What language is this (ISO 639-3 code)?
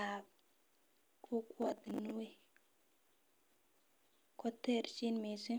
kln